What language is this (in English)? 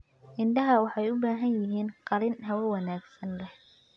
Somali